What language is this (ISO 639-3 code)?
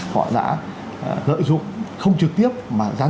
vie